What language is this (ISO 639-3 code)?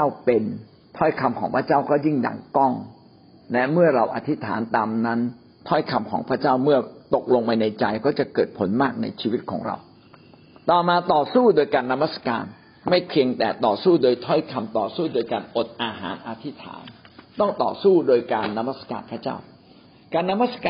tha